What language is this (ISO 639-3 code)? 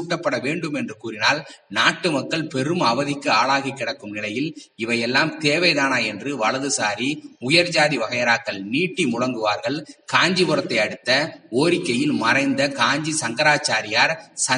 tam